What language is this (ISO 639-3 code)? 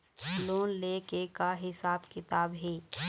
hne